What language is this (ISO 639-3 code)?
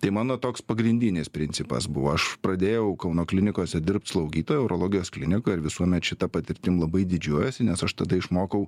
lit